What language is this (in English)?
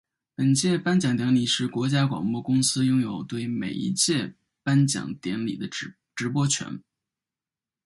Chinese